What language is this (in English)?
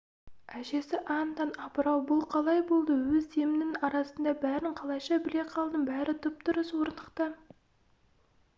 Kazakh